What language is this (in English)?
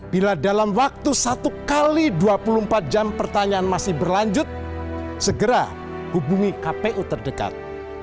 Indonesian